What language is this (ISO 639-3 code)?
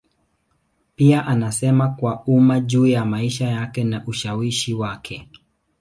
swa